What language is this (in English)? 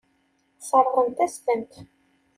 Kabyle